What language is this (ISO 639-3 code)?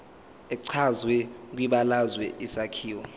zul